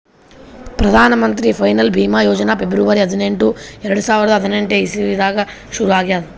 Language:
Kannada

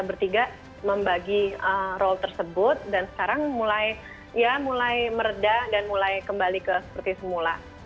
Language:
Indonesian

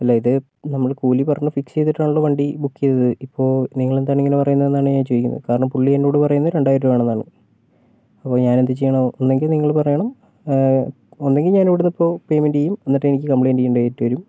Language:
Malayalam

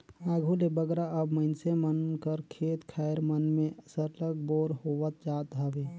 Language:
Chhattisgarhi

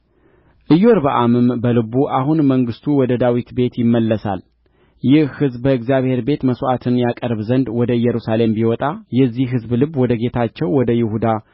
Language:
Amharic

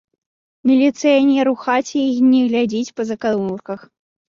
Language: Belarusian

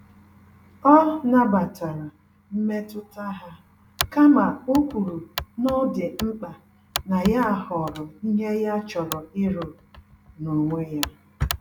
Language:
Igbo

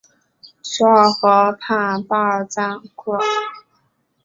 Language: Chinese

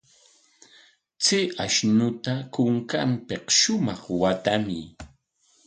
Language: Corongo Ancash Quechua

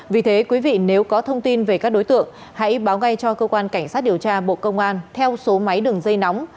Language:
Vietnamese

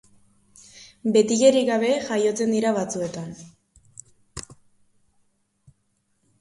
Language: Basque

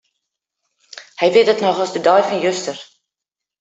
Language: Western Frisian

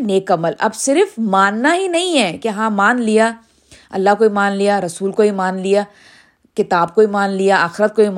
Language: Urdu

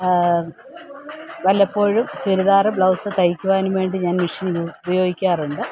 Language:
Malayalam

